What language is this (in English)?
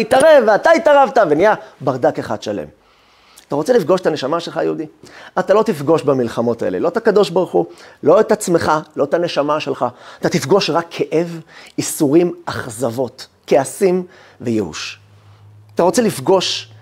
Hebrew